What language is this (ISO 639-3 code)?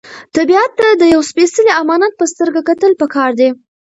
pus